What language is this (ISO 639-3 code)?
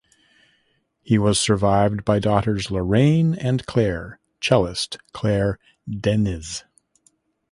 eng